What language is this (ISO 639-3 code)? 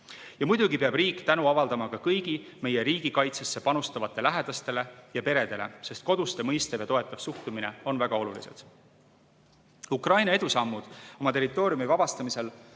est